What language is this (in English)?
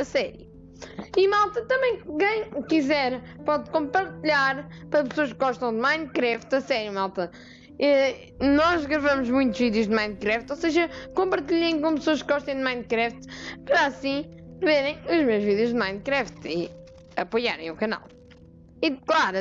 Portuguese